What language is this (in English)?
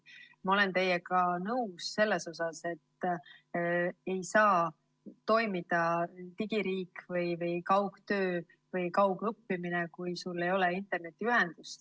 Estonian